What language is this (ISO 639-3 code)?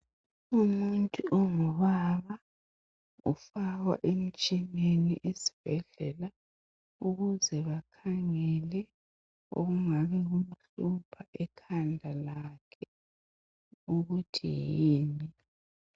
nde